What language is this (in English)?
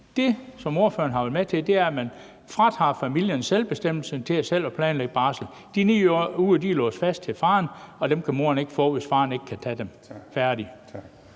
Danish